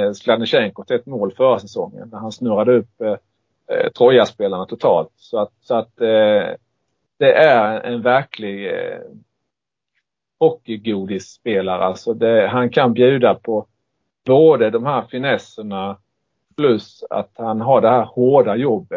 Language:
Swedish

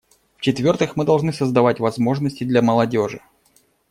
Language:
Russian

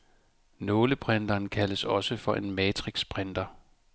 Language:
Danish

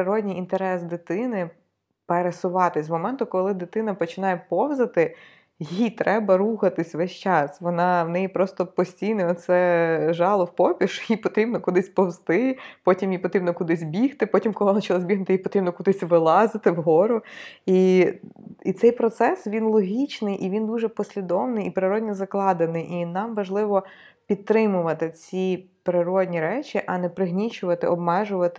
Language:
Ukrainian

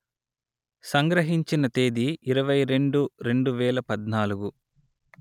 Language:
Telugu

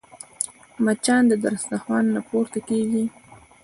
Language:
Pashto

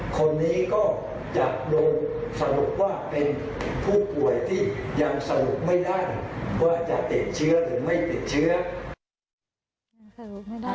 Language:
Thai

